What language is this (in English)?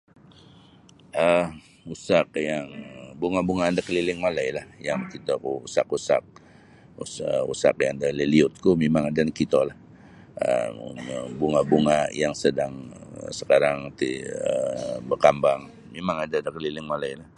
Sabah Bisaya